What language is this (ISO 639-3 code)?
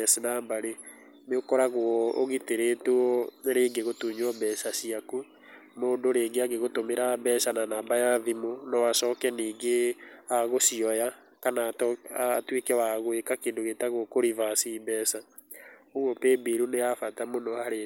kik